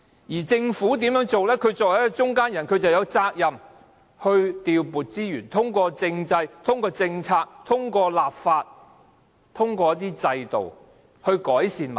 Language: Cantonese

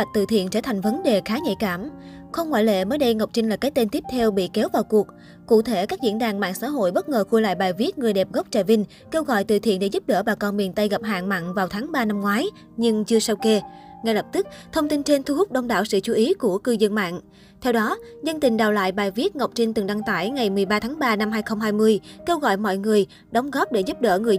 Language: Vietnamese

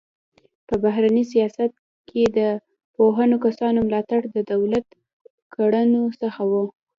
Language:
Pashto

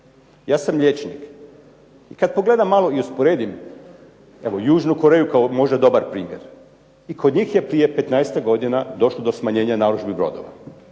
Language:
Croatian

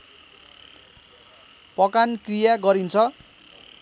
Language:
Nepali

